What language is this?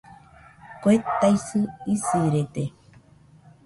Nüpode Huitoto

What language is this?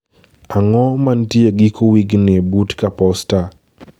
Luo (Kenya and Tanzania)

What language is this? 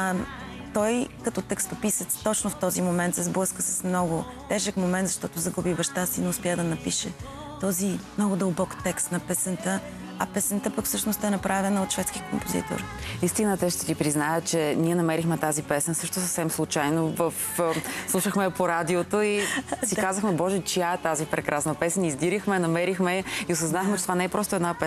Bulgarian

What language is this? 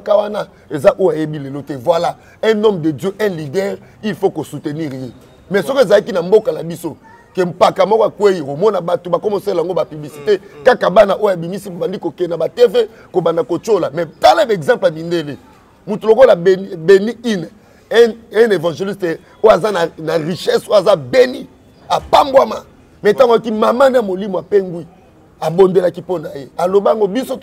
French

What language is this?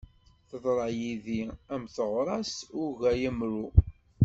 Kabyle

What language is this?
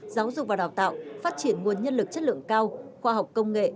Vietnamese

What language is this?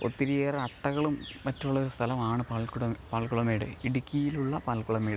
Malayalam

